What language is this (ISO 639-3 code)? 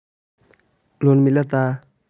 mag